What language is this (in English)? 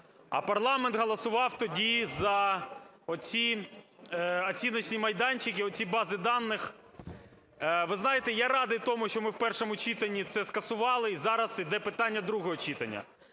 Ukrainian